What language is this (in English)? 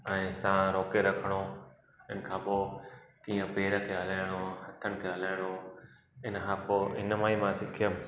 Sindhi